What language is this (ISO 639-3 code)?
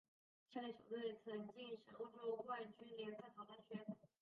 zho